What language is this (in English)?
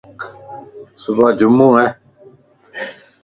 Lasi